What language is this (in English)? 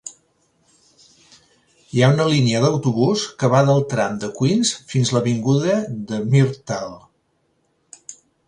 Catalan